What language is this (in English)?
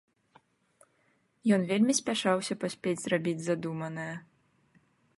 Belarusian